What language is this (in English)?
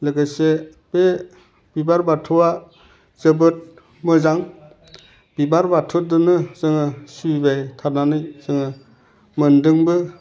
Bodo